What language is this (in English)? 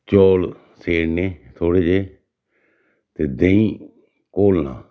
Dogri